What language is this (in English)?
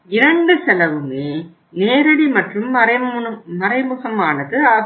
Tamil